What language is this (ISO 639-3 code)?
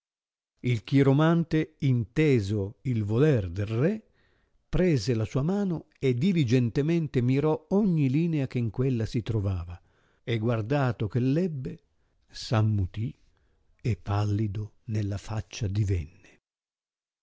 ita